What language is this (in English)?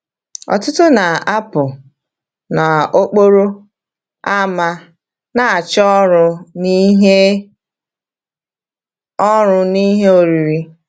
Igbo